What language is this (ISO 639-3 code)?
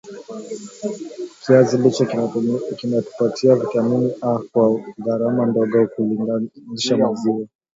swa